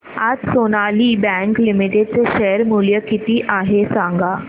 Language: Marathi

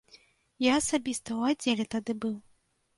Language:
Belarusian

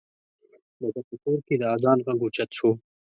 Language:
Pashto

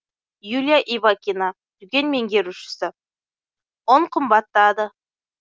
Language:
Kazakh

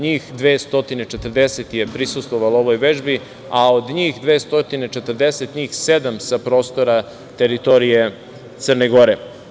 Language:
Serbian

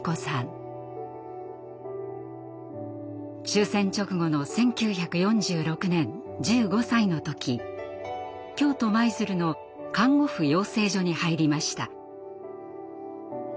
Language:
Japanese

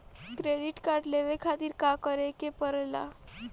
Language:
Bhojpuri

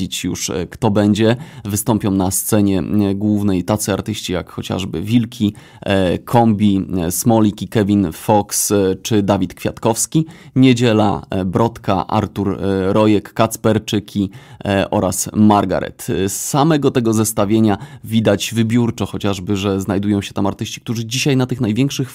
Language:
Polish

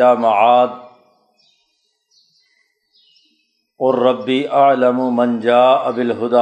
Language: Urdu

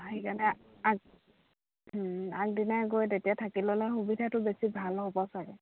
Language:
Assamese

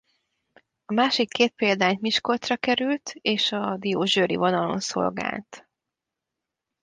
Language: Hungarian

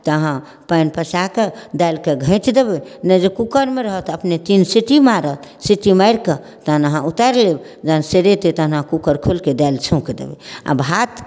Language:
Maithili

